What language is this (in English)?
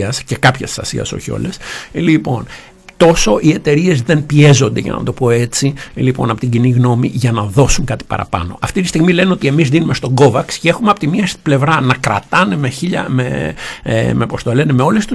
Greek